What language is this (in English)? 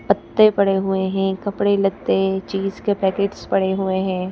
Hindi